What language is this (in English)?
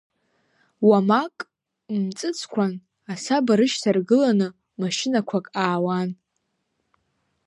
Abkhazian